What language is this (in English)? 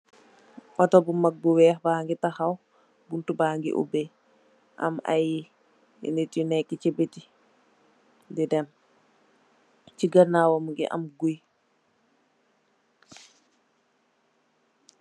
Wolof